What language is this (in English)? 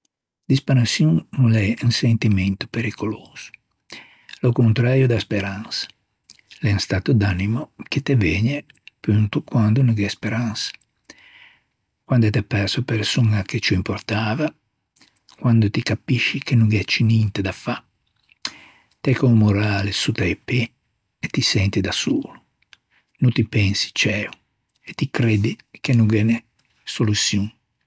Ligurian